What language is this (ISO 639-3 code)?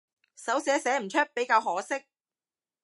yue